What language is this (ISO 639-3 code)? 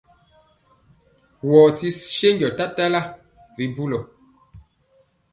mcx